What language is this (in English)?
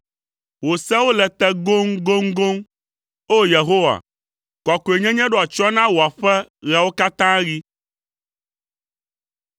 Ewe